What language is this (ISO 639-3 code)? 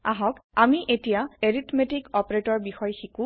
asm